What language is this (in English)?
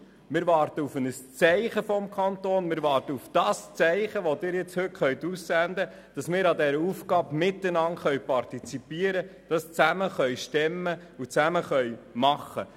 Swiss German